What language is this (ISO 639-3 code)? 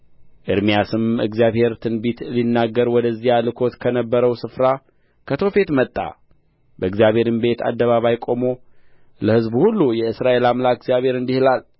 amh